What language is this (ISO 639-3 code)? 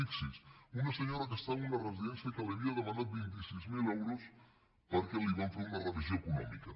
cat